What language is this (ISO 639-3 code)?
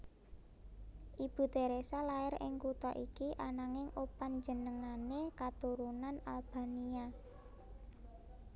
jav